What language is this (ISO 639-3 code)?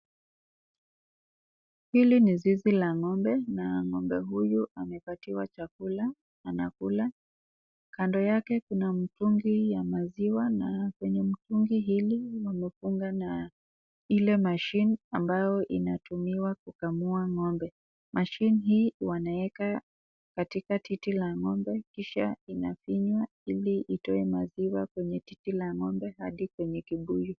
swa